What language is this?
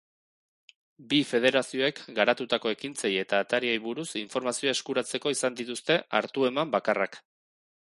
Basque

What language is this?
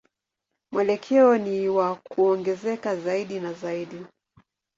Swahili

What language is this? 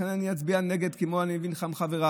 Hebrew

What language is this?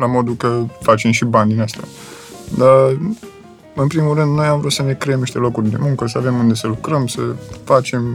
Romanian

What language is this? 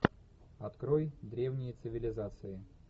Russian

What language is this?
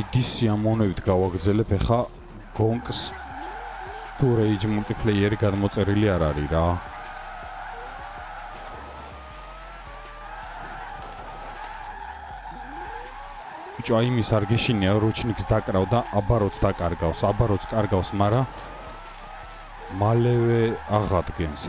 Romanian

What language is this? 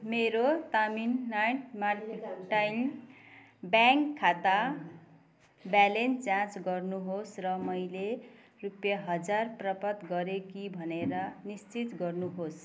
Nepali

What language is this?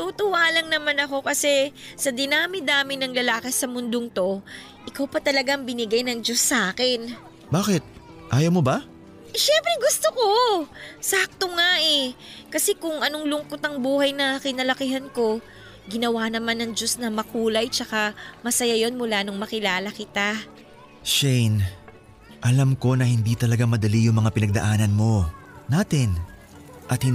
Filipino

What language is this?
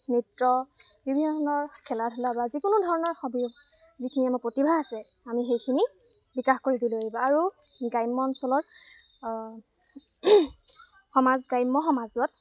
Assamese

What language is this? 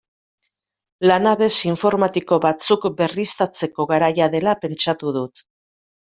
Basque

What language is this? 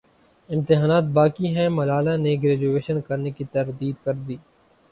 Urdu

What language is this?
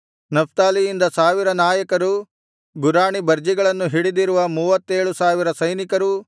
Kannada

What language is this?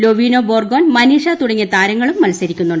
Malayalam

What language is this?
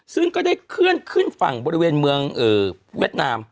Thai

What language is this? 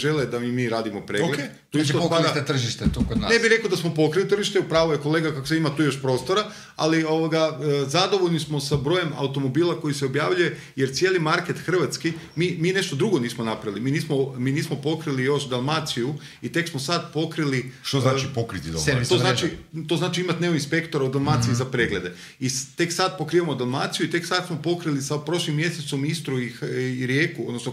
Croatian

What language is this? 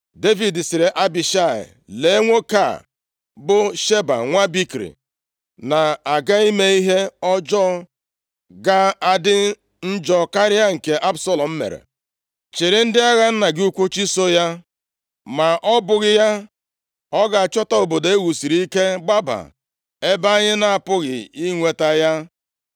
Igbo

